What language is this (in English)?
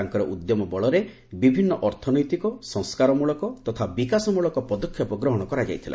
Odia